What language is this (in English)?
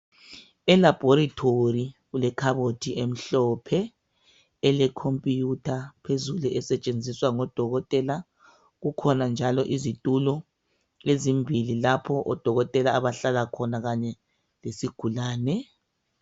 North Ndebele